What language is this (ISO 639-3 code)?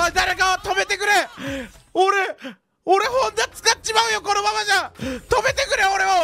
jpn